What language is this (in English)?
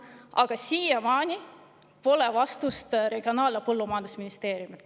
Estonian